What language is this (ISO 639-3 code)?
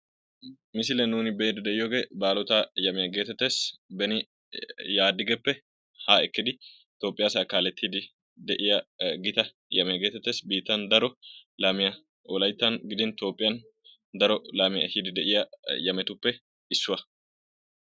wal